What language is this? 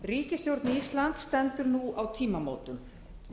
Icelandic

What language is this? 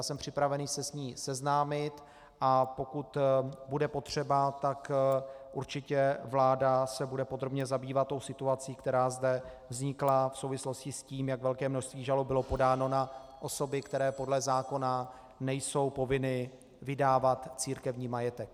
Czech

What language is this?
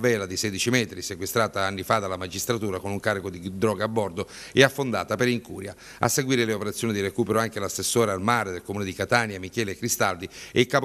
Italian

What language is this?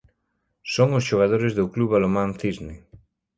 Galician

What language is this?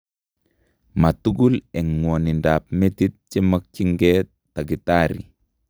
Kalenjin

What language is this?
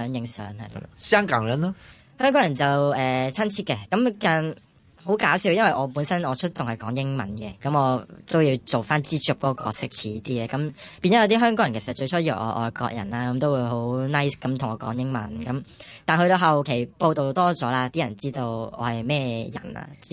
Chinese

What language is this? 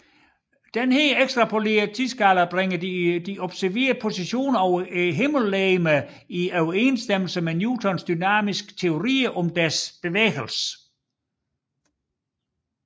Danish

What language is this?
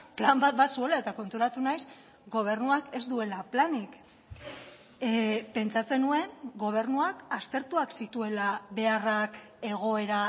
Basque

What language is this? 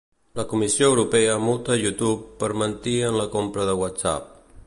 Catalan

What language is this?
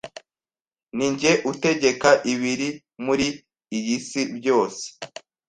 Kinyarwanda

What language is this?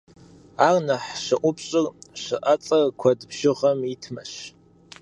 Kabardian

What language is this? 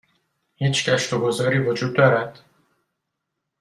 Persian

